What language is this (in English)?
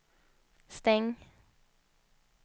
Swedish